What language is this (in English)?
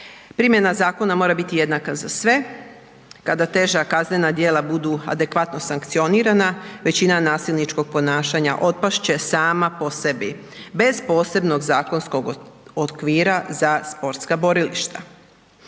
Croatian